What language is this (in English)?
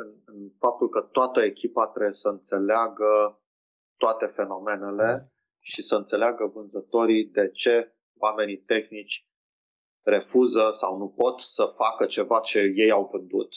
Romanian